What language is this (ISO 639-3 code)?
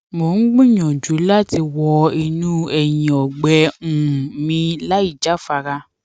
yor